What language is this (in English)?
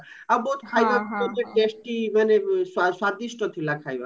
Odia